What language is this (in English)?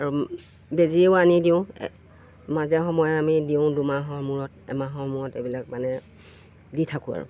Assamese